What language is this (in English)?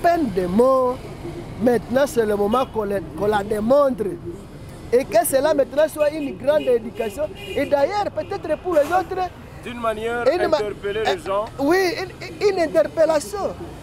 French